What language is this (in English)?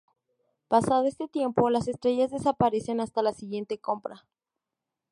Spanish